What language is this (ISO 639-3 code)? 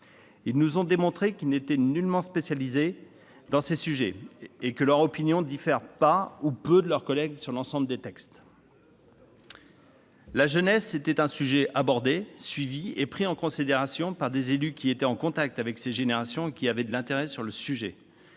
fra